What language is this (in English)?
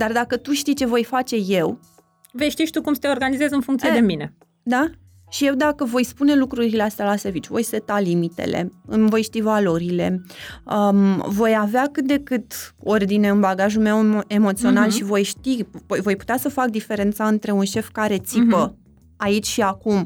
Romanian